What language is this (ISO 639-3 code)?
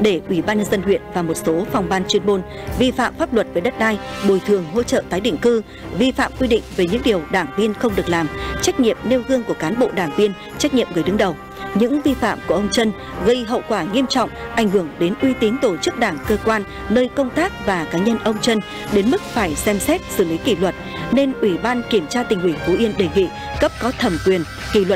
vie